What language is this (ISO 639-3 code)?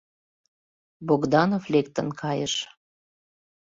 chm